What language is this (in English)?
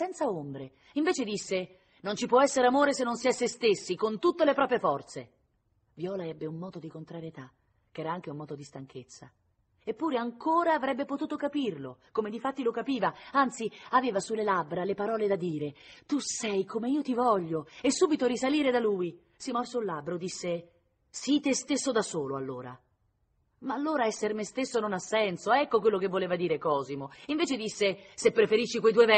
Italian